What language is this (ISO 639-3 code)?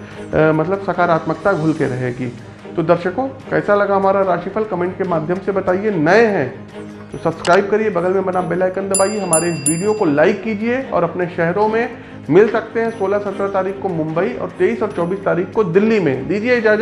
hin